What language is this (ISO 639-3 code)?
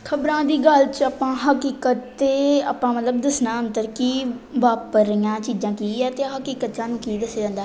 pan